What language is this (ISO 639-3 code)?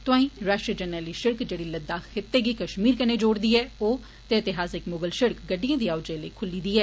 doi